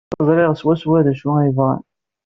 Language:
Kabyle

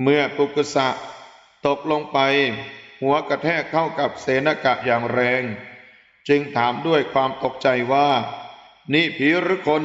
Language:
Thai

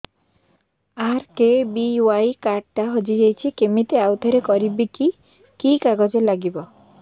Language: Odia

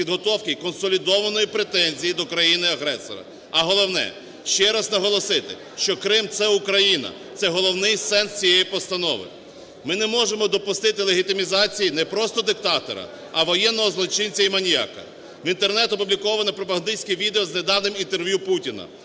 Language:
Ukrainian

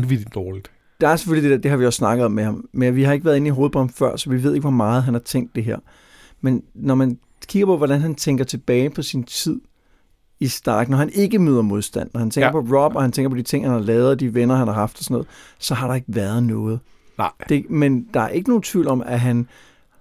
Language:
Danish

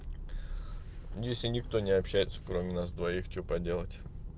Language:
Russian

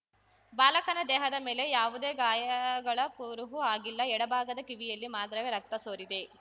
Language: Kannada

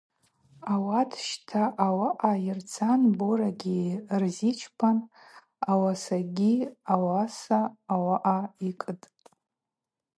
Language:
Abaza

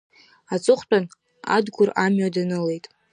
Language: Abkhazian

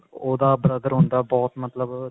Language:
Punjabi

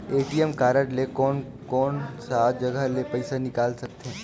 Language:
Chhattisgarhi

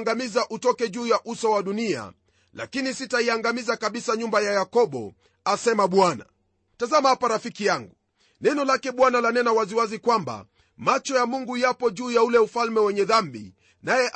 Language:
Swahili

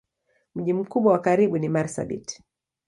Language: Swahili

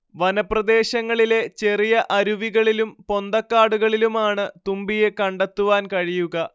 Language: Malayalam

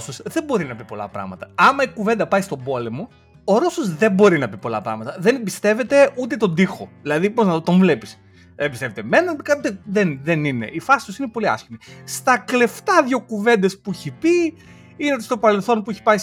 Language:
Greek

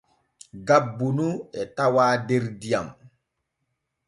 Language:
Borgu Fulfulde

